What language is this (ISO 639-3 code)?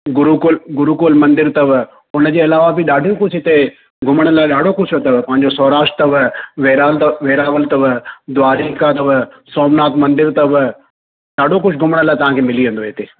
snd